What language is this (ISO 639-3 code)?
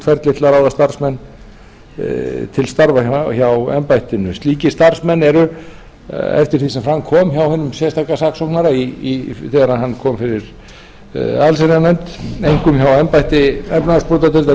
isl